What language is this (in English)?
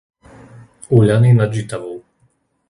Slovak